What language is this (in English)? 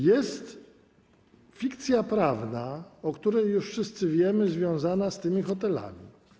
Polish